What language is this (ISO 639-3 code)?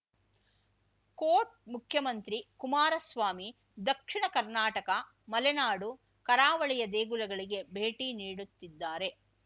kan